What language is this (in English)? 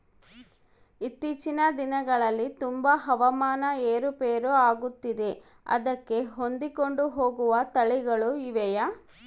Kannada